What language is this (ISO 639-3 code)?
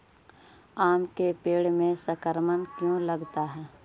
mag